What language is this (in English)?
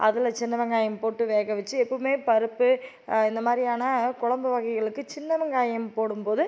Tamil